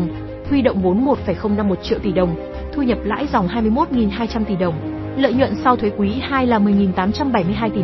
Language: Vietnamese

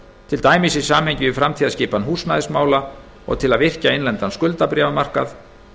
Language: Icelandic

